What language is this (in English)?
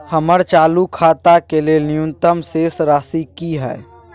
Maithili